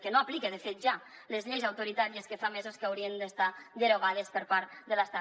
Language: Catalan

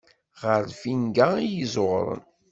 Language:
Kabyle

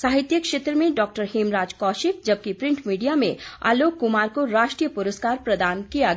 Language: Hindi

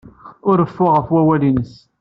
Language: Kabyle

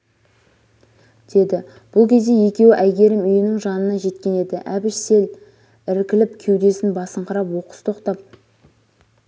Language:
Kazakh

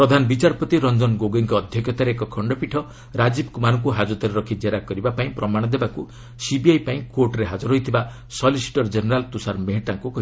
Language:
Odia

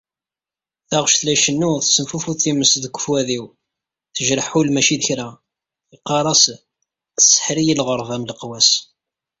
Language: Kabyle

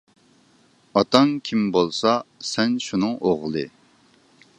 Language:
Uyghur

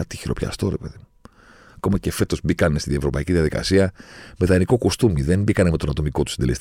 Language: Greek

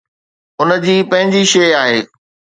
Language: Sindhi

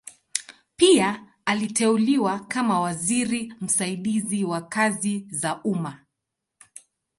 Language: Swahili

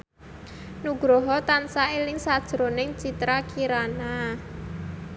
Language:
Javanese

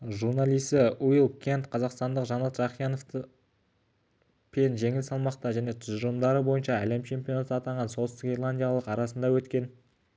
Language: Kazakh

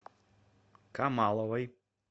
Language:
Russian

